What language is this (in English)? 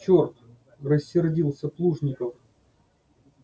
Russian